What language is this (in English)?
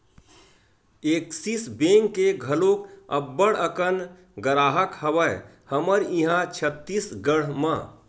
Chhattisgarhi